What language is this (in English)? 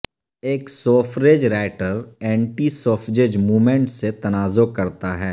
Urdu